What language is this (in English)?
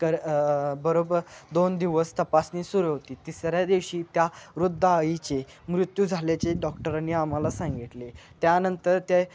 Marathi